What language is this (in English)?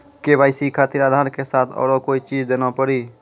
Maithili